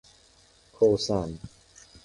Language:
Persian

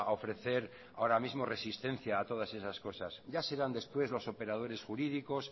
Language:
Spanish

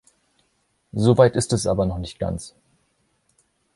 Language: German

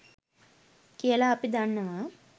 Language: Sinhala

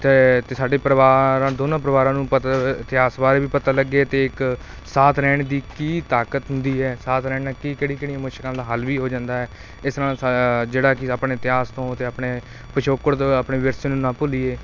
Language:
Punjabi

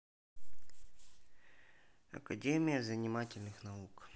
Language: Russian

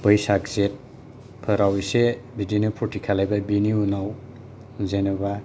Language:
Bodo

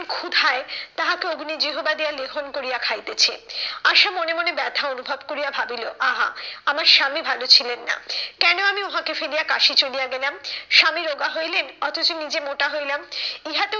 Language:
Bangla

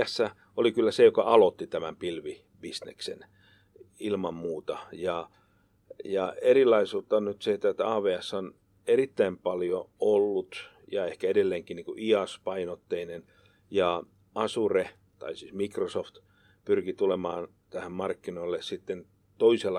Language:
Finnish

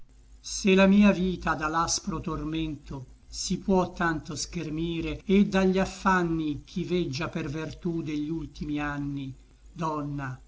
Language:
Italian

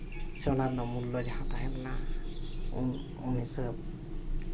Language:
Santali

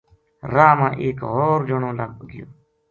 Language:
Gujari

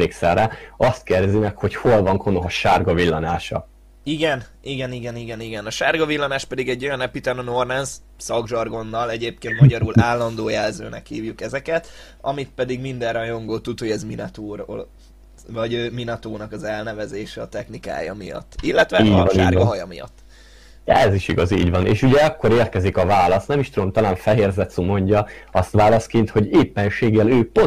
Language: Hungarian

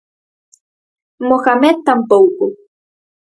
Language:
Galician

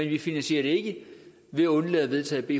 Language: Danish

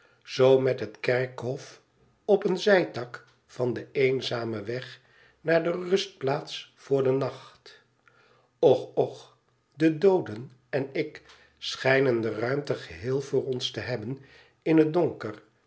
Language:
Dutch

